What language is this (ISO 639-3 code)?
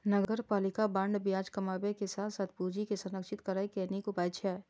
mai